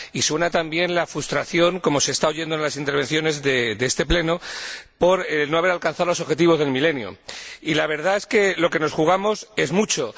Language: Spanish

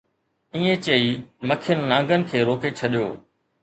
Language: Sindhi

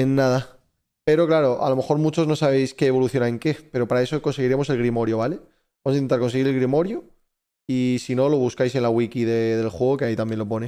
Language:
Spanish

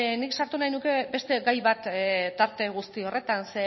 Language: Basque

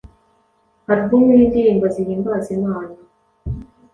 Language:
Kinyarwanda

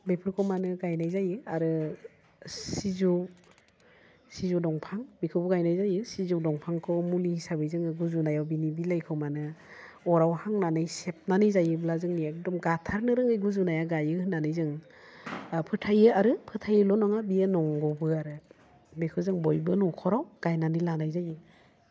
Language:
Bodo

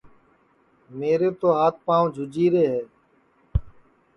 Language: Sansi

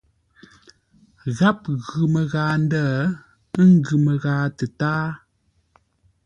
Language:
Ngombale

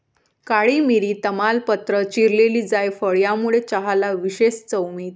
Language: Marathi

